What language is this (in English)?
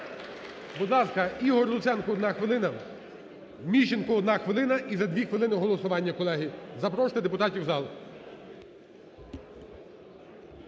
Ukrainian